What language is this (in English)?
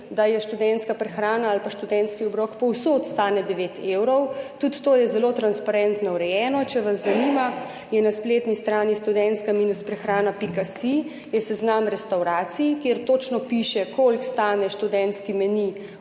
Slovenian